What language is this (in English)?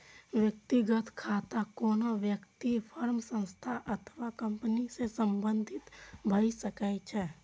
Maithili